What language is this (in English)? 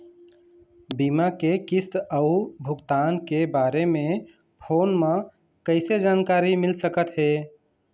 Chhattisgarhi